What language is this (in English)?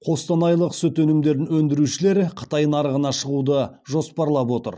Kazakh